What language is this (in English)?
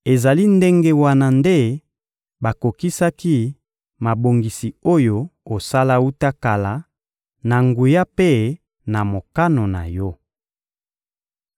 Lingala